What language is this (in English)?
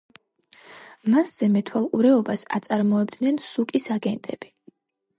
Georgian